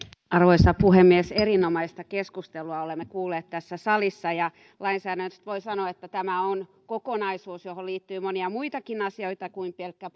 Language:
Finnish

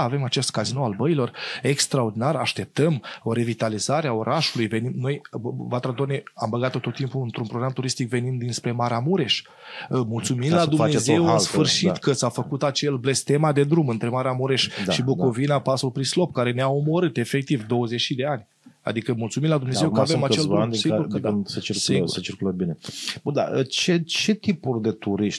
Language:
Romanian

